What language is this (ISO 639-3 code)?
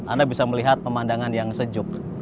ind